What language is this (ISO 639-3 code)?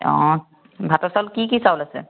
asm